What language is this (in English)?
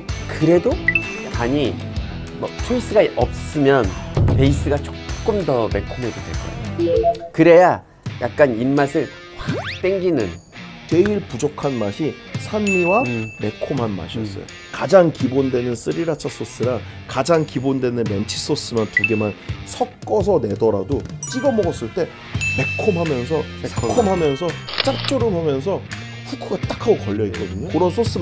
Korean